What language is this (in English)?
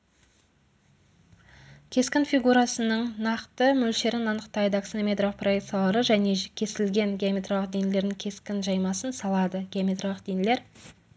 Kazakh